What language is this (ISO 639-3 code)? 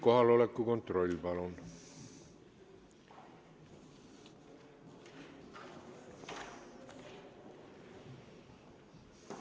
est